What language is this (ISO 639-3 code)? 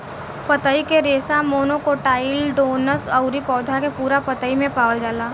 bho